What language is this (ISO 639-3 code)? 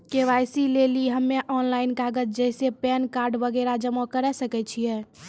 mai